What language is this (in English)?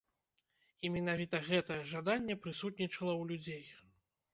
Belarusian